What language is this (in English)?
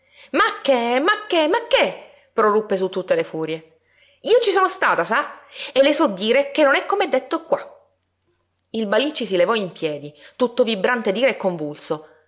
Italian